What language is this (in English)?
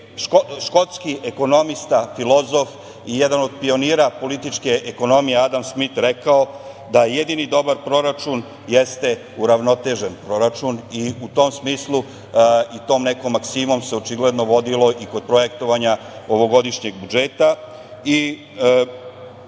Serbian